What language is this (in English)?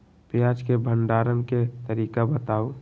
Magahi